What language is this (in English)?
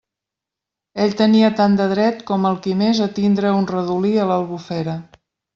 Catalan